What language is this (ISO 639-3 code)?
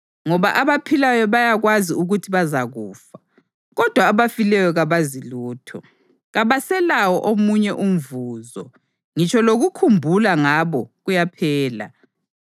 nde